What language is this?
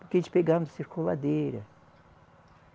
Portuguese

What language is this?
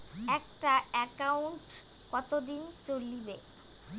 Bangla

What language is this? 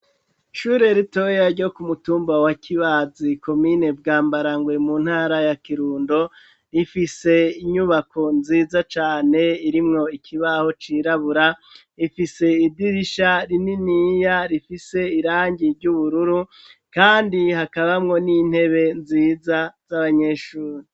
Rundi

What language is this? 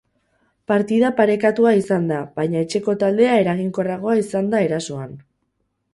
Basque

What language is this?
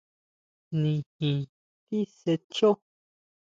Huautla Mazatec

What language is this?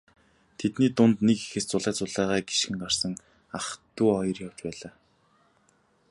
Mongolian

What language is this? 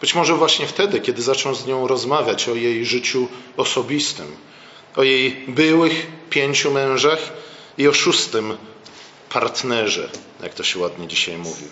Polish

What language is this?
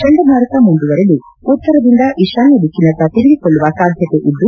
Kannada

